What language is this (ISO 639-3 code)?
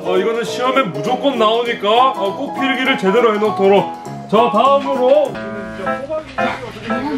kor